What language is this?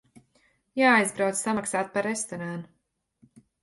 Latvian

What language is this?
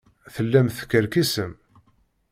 Kabyle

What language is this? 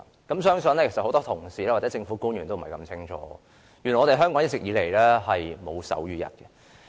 Cantonese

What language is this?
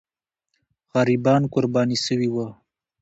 Pashto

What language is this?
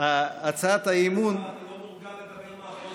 Hebrew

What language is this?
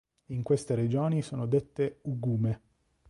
Italian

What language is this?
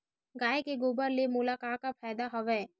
Chhattisgarhi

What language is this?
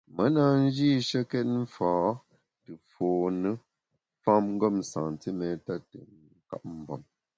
Bamun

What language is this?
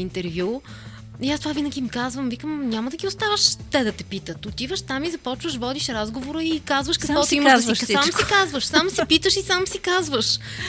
Bulgarian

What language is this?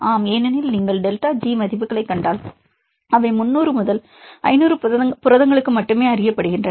Tamil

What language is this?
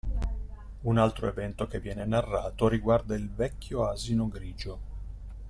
Italian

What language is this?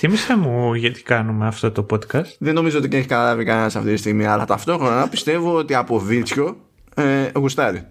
Greek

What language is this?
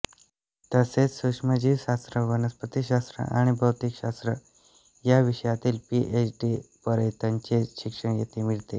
Marathi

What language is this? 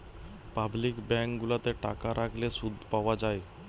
Bangla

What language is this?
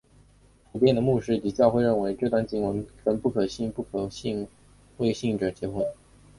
Chinese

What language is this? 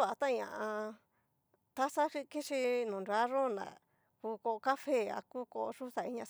Cacaloxtepec Mixtec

